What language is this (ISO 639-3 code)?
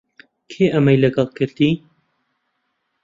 ckb